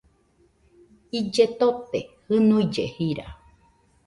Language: Nüpode Huitoto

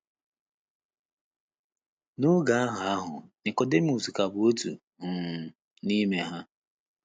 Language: Igbo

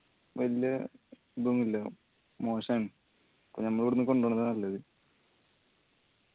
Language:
Malayalam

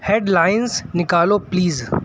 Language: Urdu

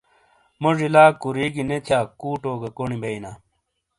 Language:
Shina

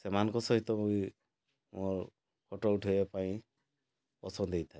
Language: Odia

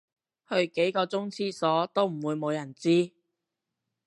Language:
Cantonese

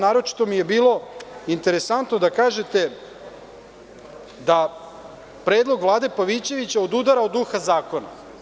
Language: Serbian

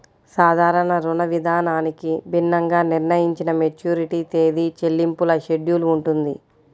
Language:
Telugu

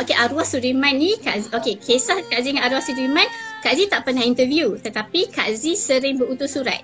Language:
Malay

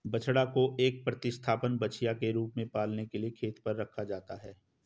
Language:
Hindi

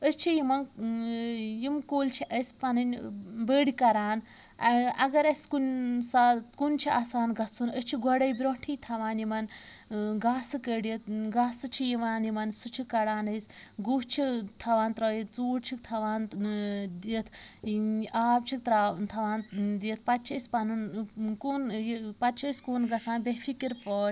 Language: Kashmiri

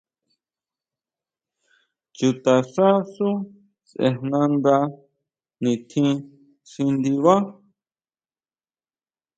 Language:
Huautla Mazatec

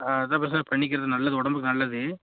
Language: Tamil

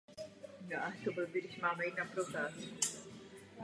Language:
Czech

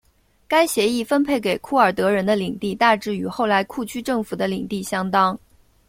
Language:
Chinese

